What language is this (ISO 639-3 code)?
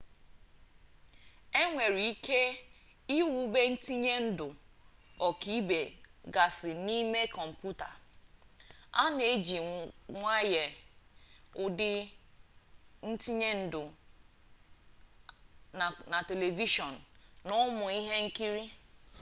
ibo